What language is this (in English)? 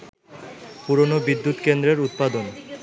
Bangla